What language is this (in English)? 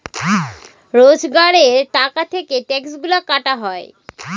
Bangla